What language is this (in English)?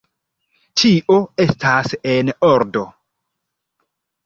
Esperanto